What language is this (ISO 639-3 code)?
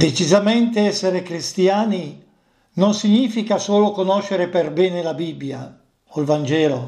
ita